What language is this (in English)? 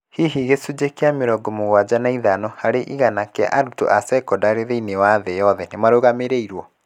Kikuyu